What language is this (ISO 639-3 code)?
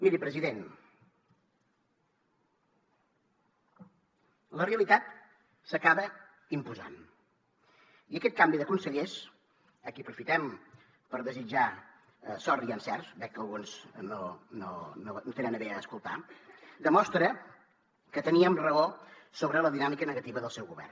cat